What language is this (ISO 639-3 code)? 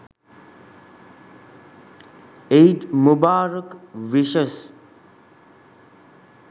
sin